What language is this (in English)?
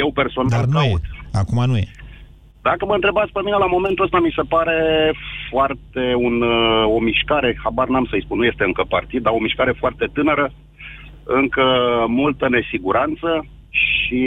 Romanian